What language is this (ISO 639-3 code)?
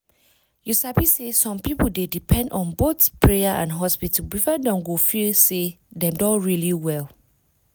pcm